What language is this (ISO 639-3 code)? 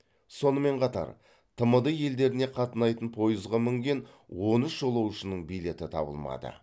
kaz